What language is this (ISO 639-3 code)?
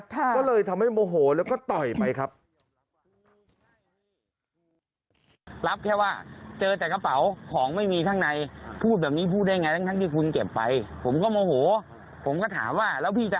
tha